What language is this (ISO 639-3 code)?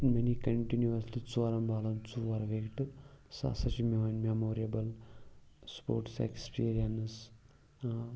kas